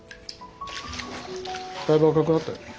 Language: Japanese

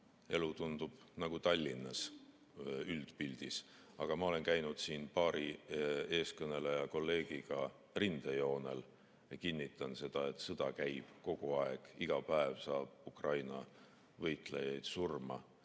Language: Estonian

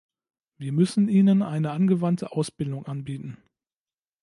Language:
German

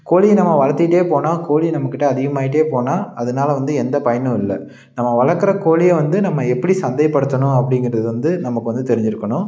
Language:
Tamil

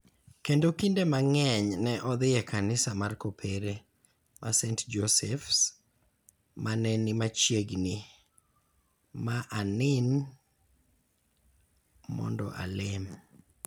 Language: Luo (Kenya and Tanzania)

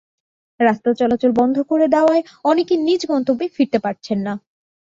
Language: Bangla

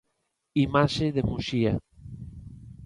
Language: Galician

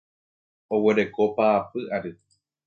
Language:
Guarani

